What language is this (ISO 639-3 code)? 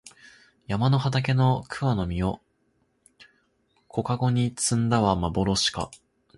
jpn